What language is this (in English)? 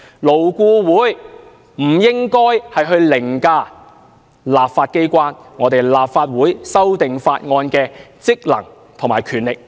Cantonese